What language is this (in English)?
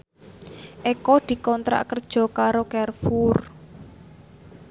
Javanese